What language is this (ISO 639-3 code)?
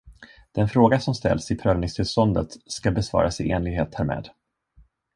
swe